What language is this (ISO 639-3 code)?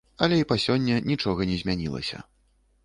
bel